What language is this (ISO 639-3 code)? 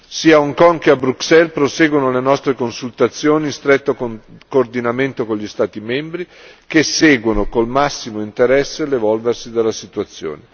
ita